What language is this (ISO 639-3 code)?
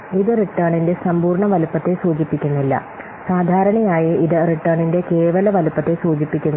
mal